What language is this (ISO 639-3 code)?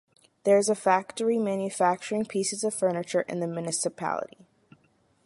eng